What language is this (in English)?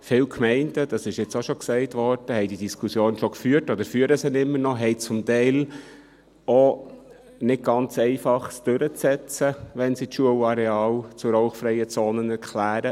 Swiss German